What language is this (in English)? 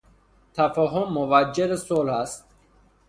Persian